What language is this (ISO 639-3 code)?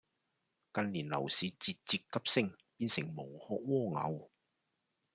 yue